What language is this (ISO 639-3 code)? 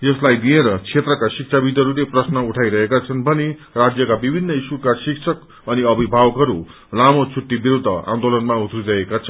nep